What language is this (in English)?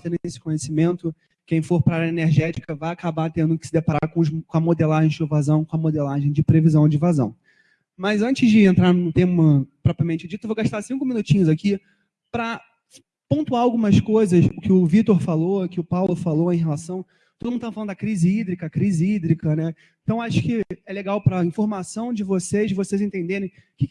Portuguese